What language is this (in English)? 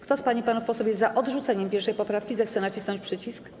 Polish